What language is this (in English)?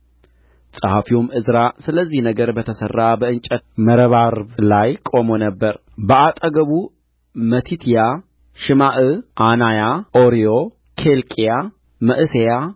Amharic